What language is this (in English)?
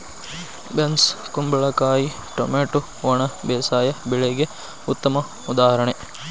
Kannada